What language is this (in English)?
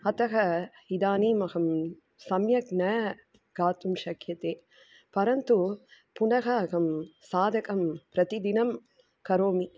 Sanskrit